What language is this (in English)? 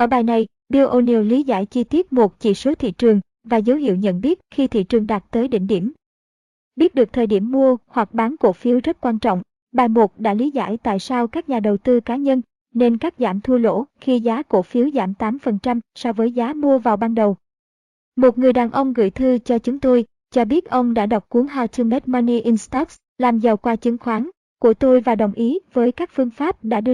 Vietnamese